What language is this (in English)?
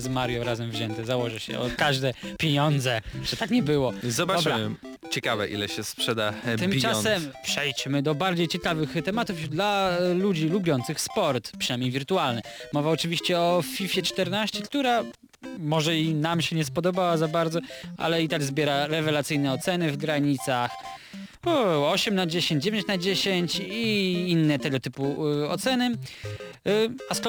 Polish